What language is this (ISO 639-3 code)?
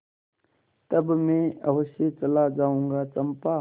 hin